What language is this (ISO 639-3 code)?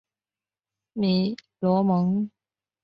zho